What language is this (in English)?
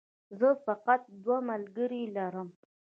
Pashto